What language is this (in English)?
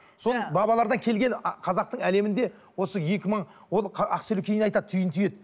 Kazakh